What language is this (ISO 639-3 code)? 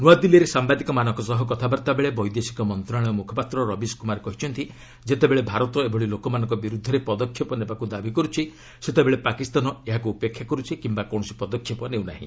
ori